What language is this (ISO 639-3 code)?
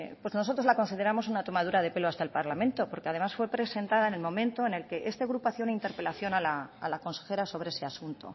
spa